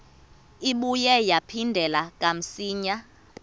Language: Xhosa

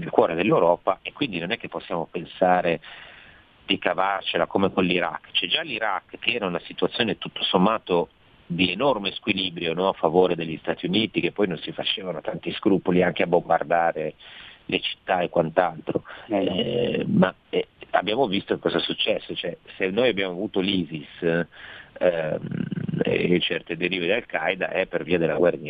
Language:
Italian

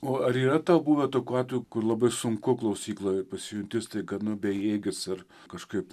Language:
Lithuanian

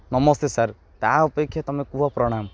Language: Odia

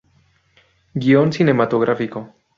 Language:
Spanish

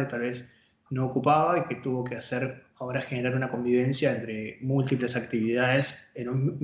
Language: Spanish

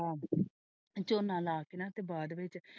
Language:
Punjabi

